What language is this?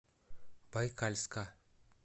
Russian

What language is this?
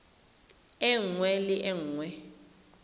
Tswana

